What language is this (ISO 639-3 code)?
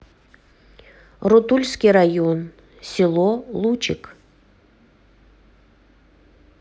rus